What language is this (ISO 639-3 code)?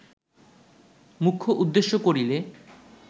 ben